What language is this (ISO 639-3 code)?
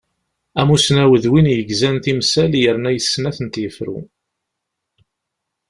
kab